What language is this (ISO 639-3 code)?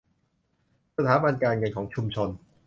tha